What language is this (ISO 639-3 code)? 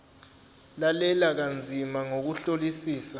zul